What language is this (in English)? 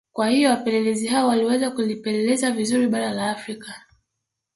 Swahili